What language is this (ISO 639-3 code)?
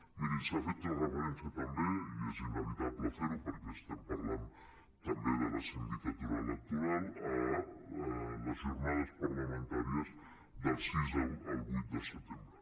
cat